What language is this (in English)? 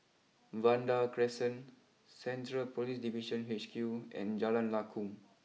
English